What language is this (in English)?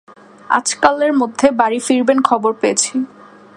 Bangla